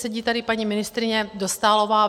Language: Czech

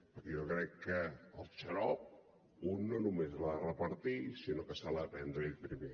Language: Catalan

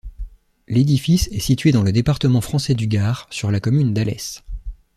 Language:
French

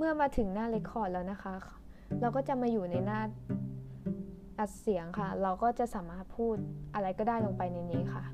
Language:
Thai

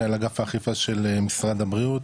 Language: Hebrew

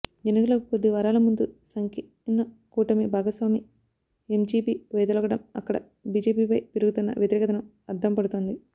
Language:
Telugu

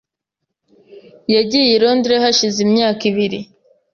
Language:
Kinyarwanda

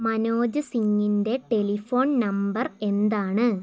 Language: Malayalam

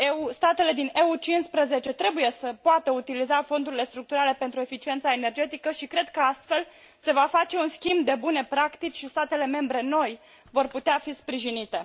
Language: Romanian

